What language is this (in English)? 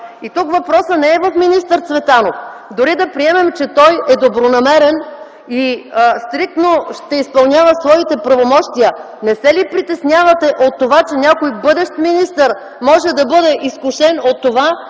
Bulgarian